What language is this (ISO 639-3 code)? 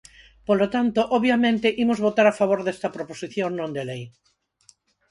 glg